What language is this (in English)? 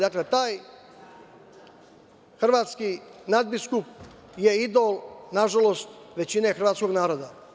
Serbian